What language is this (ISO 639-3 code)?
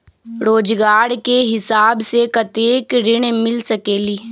mag